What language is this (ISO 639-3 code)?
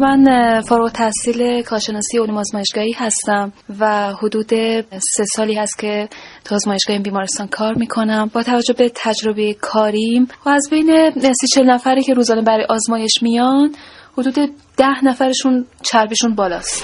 fas